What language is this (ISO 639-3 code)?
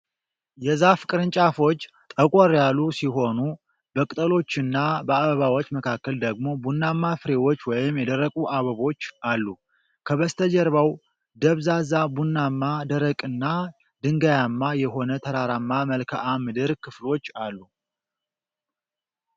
amh